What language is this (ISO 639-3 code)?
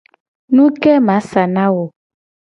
gej